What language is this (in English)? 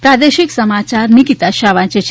Gujarati